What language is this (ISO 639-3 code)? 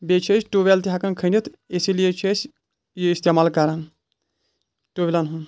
kas